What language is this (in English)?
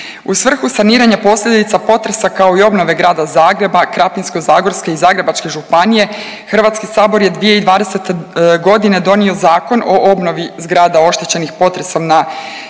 Croatian